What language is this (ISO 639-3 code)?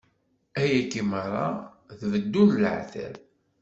kab